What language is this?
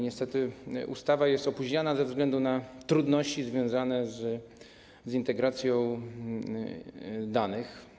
Polish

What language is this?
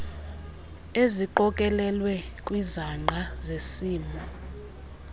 Xhosa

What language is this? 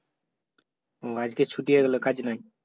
Bangla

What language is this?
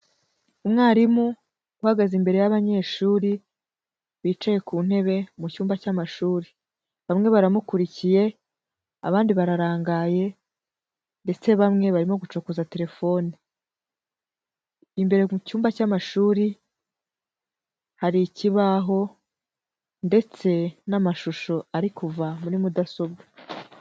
Kinyarwanda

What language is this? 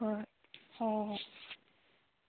Manipuri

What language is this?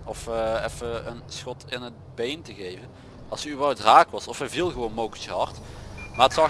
Dutch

